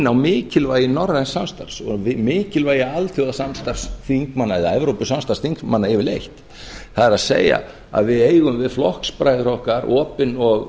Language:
Icelandic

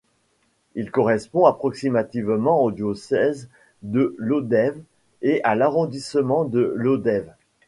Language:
French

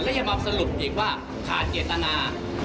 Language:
Thai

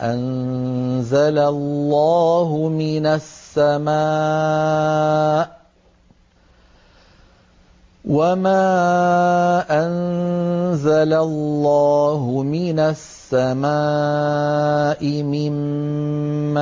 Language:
Arabic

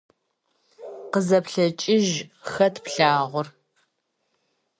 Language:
Kabardian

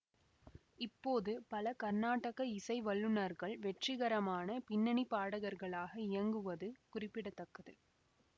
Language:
Tamil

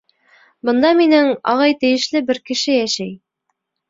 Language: Bashkir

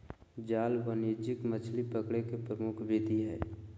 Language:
Magahi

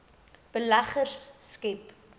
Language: Afrikaans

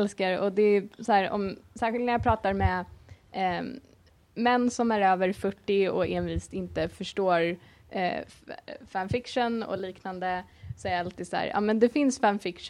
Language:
Swedish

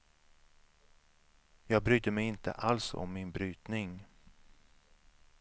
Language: Swedish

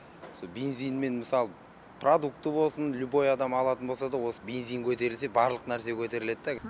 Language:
Kazakh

